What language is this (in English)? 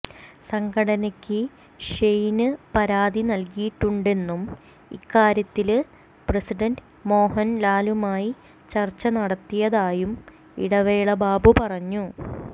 Malayalam